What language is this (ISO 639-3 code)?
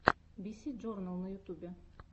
rus